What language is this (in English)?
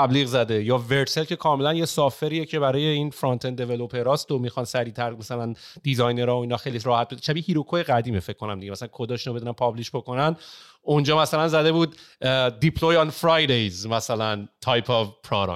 Persian